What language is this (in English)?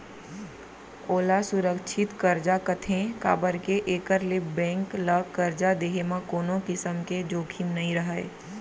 Chhattisgarhi